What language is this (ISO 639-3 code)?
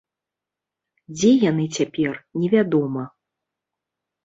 bel